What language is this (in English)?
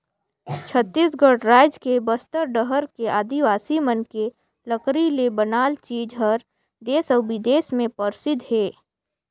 Chhattisgarhi